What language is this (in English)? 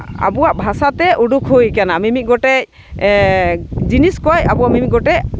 Santali